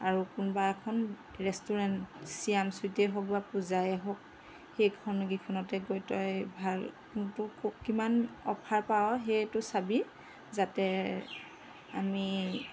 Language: Assamese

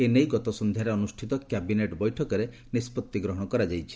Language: Odia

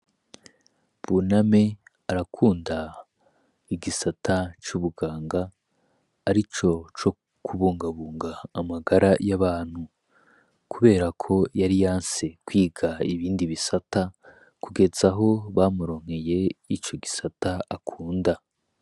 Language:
Rundi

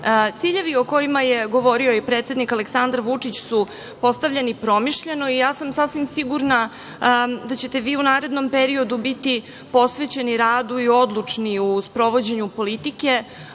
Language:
Serbian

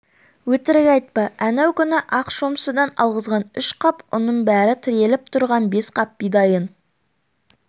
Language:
Kazakh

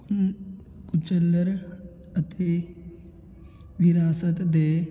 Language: Punjabi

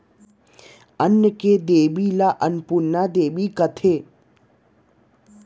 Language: Chhattisgarhi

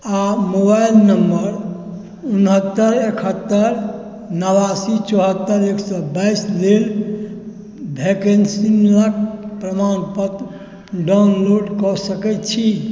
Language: Maithili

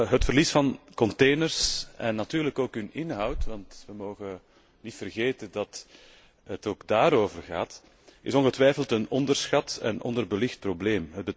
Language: Dutch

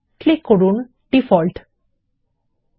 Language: Bangla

